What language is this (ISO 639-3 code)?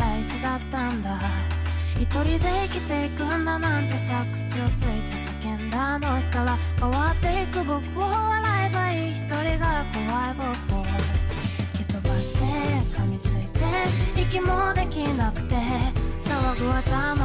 jpn